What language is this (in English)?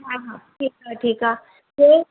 Sindhi